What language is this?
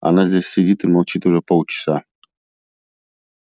Russian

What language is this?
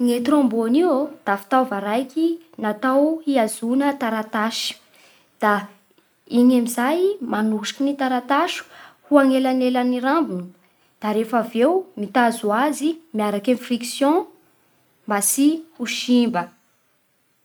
Bara Malagasy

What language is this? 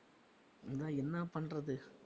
Tamil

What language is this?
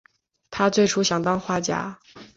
Chinese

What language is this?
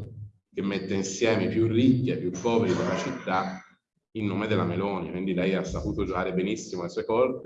Italian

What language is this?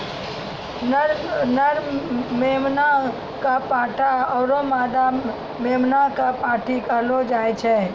Maithili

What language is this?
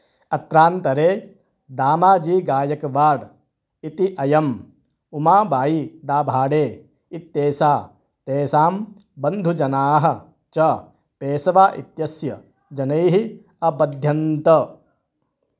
Sanskrit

